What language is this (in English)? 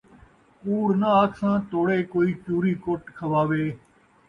Saraiki